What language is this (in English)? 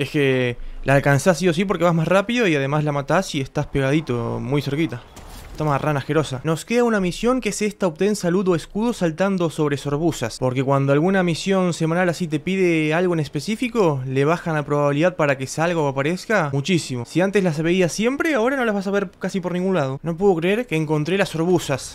Spanish